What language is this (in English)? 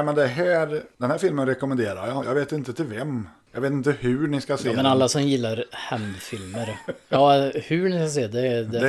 Swedish